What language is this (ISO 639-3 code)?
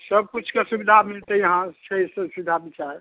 mai